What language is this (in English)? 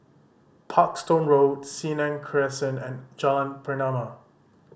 English